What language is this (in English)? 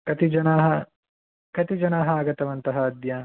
Sanskrit